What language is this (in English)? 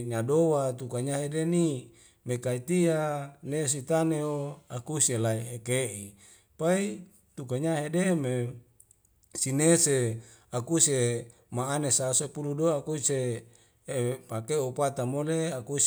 Wemale